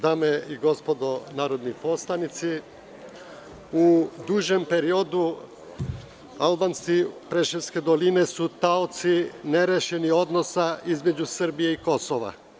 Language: Serbian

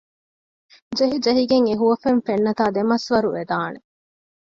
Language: Divehi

